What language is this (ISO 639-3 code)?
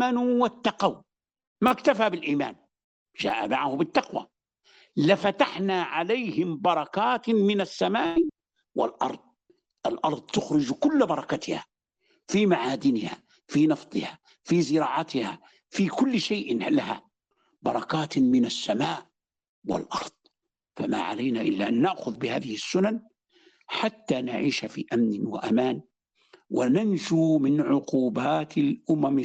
ara